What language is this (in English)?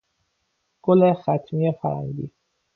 Persian